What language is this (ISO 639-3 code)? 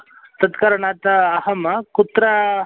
san